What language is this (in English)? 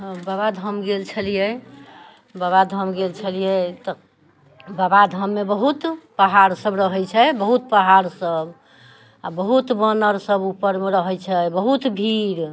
Maithili